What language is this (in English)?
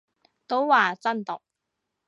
Cantonese